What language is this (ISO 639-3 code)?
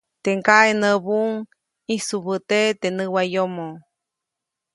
zoc